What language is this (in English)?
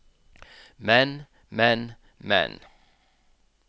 Norwegian